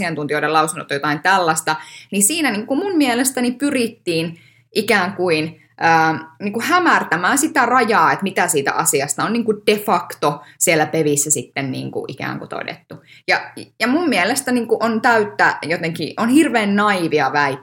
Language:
Finnish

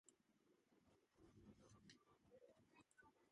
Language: Georgian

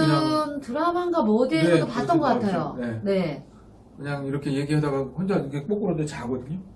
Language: Korean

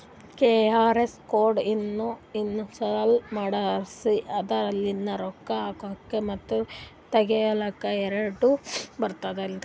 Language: Kannada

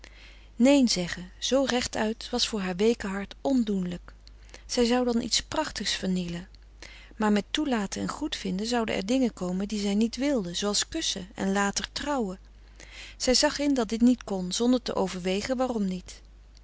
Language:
Dutch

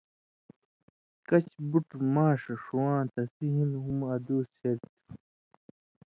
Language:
Indus Kohistani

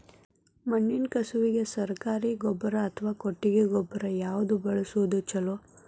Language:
Kannada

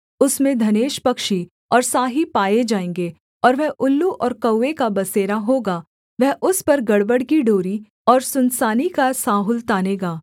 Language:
Hindi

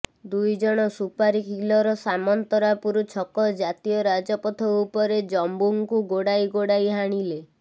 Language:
Odia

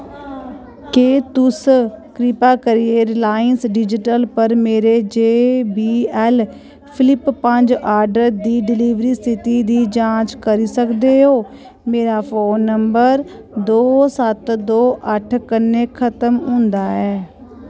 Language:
Dogri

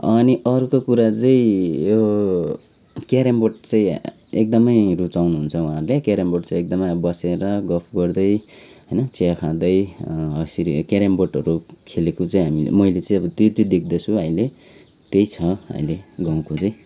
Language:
Nepali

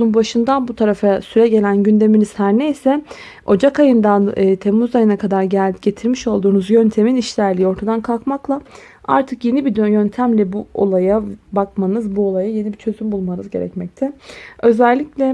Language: Turkish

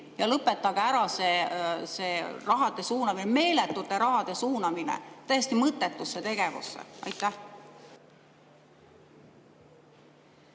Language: Estonian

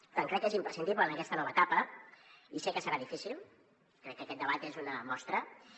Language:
Catalan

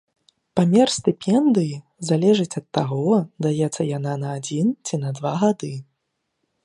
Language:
Belarusian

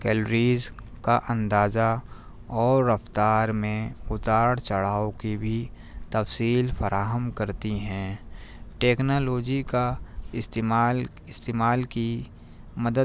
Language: Urdu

